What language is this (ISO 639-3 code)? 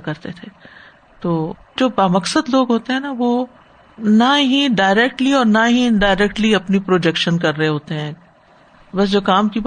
urd